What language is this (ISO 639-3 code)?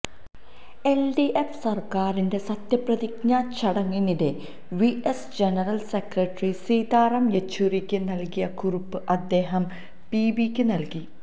mal